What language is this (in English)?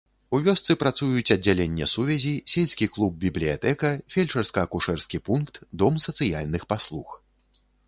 Belarusian